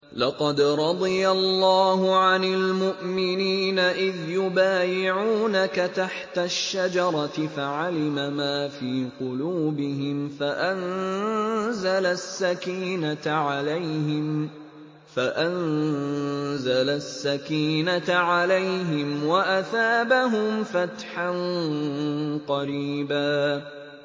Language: Arabic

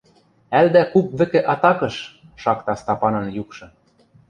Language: Western Mari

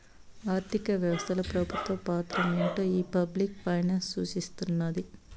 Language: Telugu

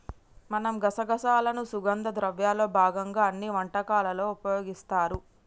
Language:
Telugu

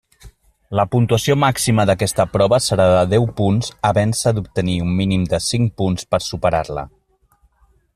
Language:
Catalan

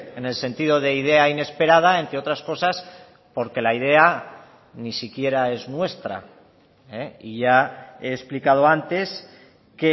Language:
Spanish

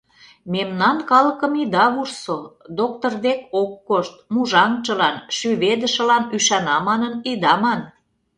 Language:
Mari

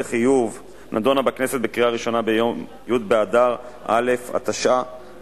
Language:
Hebrew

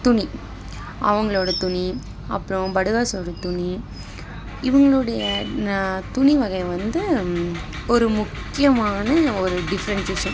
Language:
Tamil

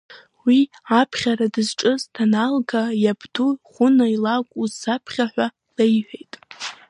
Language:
Abkhazian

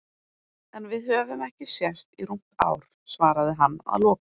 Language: Icelandic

